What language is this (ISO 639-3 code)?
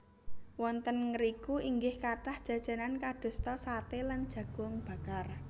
jav